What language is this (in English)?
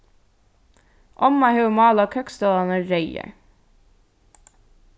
Faroese